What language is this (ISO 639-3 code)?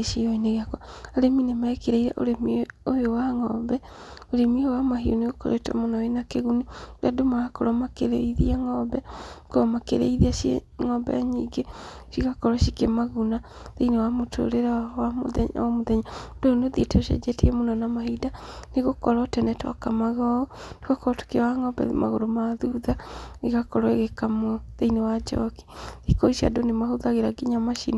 kik